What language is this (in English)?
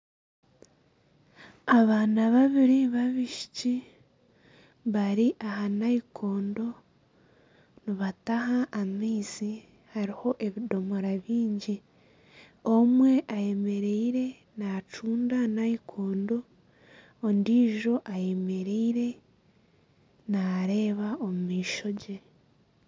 Nyankole